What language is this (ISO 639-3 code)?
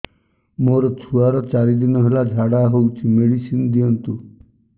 ori